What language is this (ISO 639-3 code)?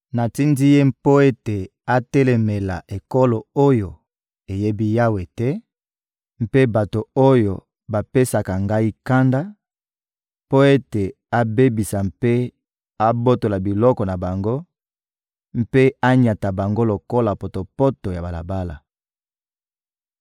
lin